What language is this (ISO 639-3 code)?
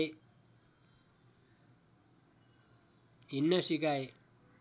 nep